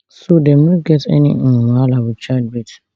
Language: Nigerian Pidgin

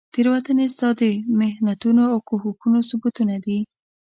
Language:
Pashto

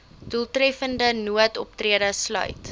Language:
Afrikaans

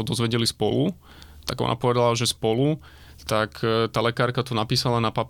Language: Slovak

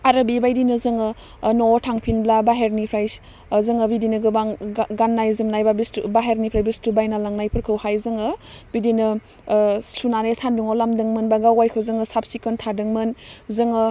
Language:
Bodo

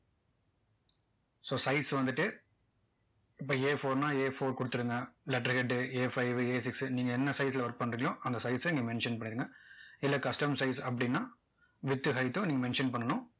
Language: Tamil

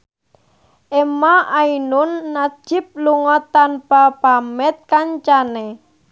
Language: Javanese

